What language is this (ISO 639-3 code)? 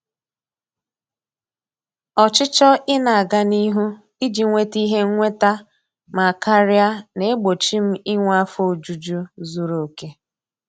ibo